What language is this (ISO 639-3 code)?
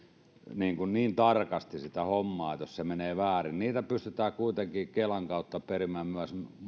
fin